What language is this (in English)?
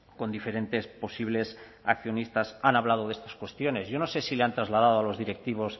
Spanish